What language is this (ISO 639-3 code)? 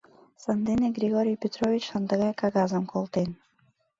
chm